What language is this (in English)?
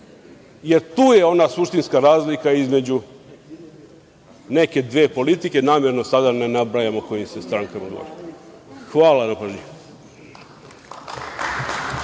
Serbian